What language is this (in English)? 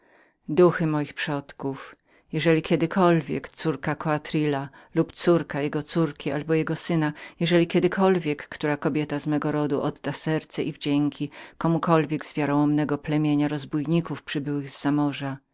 Polish